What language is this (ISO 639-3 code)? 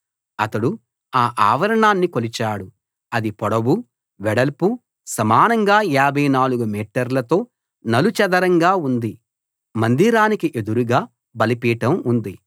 tel